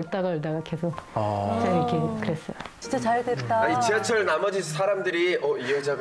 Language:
Korean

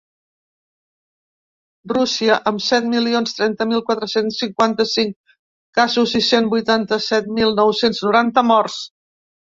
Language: Catalan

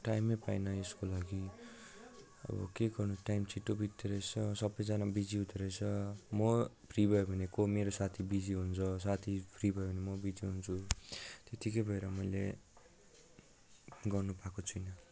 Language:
Nepali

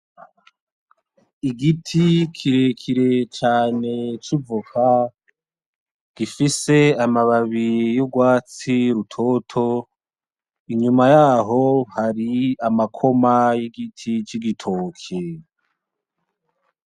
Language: Rundi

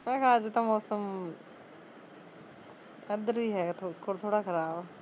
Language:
Punjabi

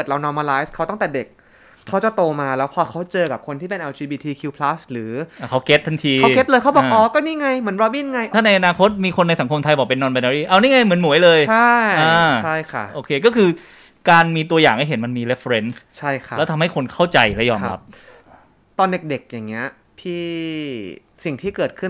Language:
Thai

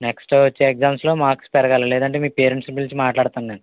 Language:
Telugu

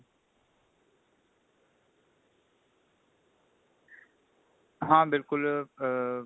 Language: Punjabi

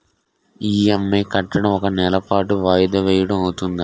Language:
Telugu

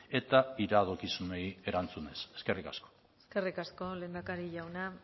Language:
Basque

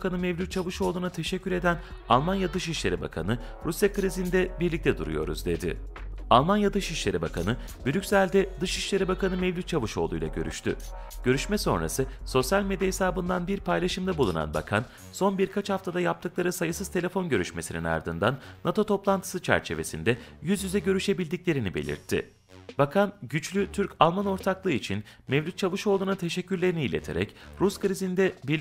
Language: Turkish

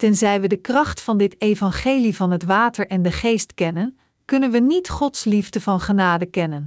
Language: Dutch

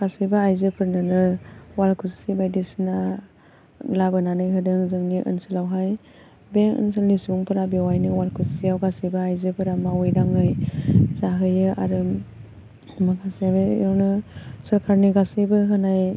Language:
Bodo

